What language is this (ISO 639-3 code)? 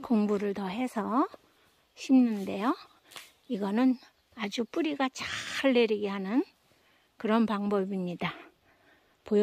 kor